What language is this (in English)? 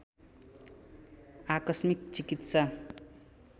Nepali